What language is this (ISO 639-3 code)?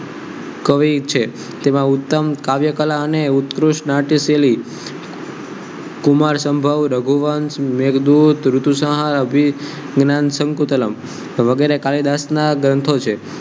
guj